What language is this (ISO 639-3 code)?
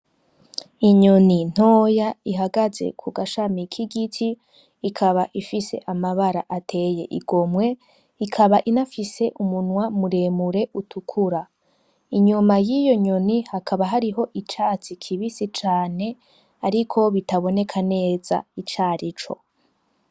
run